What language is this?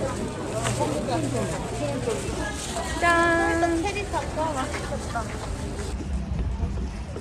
Korean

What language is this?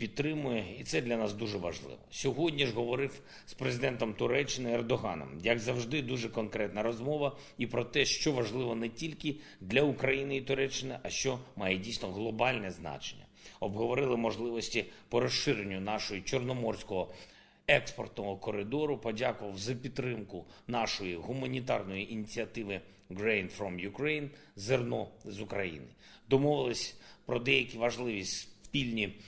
Ukrainian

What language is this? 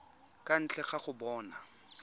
Tswana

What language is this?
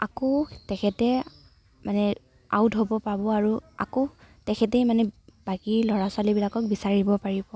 Assamese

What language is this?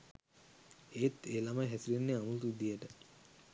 Sinhala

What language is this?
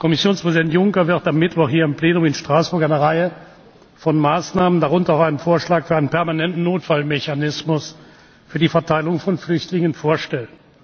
German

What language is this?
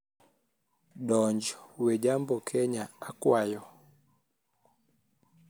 Luo (Kenya and Tanzania)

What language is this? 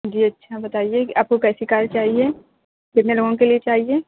Urdu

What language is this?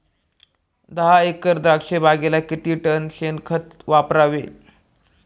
Marathi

